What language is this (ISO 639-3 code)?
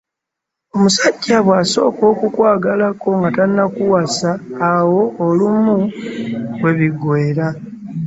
lug